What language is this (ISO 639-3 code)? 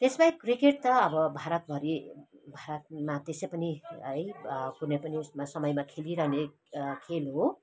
nep